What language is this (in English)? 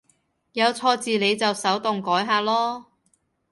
Cantonese